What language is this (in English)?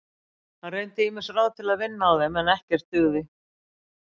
Icelandic